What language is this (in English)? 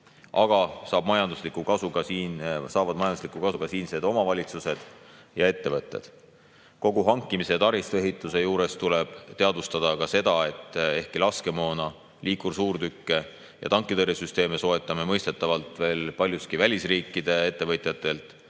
Estonian